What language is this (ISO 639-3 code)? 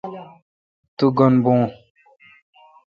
xka